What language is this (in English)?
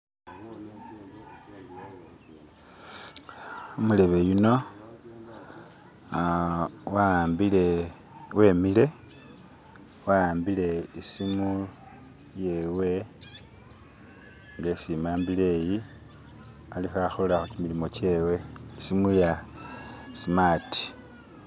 Masaaba